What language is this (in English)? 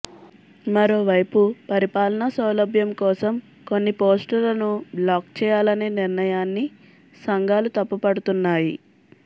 Telugu